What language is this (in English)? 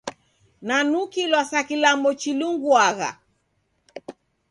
Taita